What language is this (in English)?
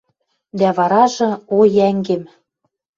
Western Mari